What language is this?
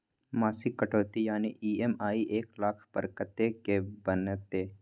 Maithili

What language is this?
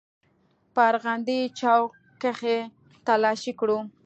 Pashto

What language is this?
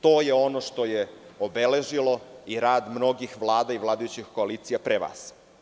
Serbian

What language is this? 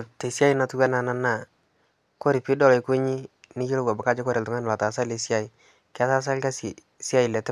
Masai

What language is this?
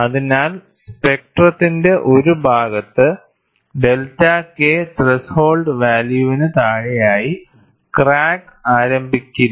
Malayalam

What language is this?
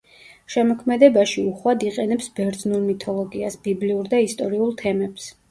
Georgian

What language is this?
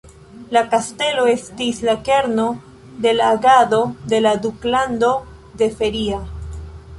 Esperanto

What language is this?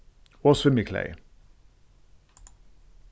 Faroese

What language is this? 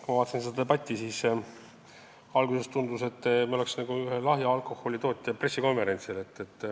Estonian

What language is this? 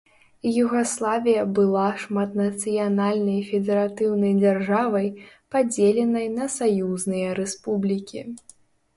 Belarusian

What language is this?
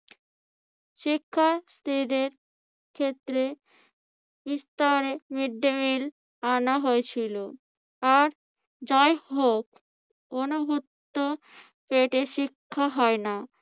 Bangla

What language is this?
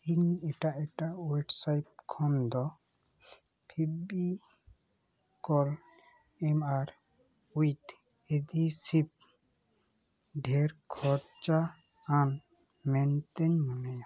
Santali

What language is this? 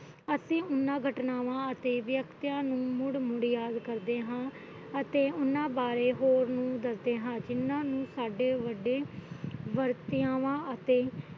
Punjabi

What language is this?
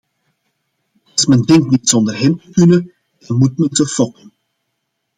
Dutch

